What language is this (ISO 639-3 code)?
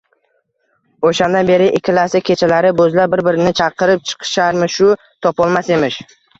uzb